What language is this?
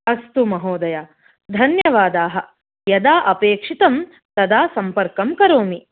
Sanskrit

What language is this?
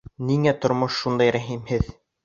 Bashkir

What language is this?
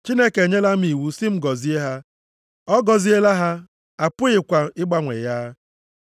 Igbo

